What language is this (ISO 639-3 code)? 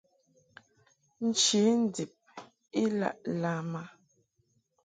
mhk